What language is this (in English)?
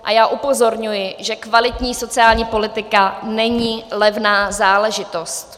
Czech